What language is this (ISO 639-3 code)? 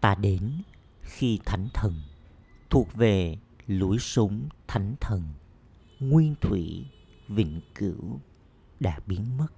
vie